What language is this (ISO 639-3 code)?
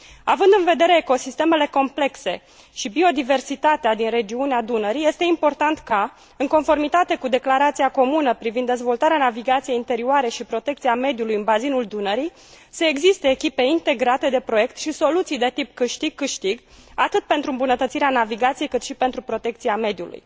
ron